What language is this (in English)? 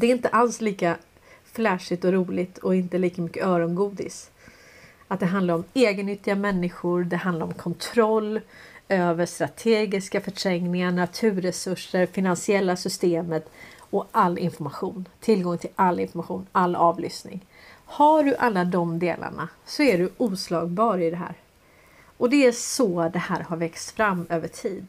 Swedish